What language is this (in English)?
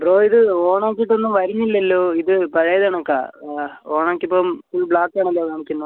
Malayalam